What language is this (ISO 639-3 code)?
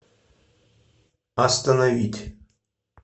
rus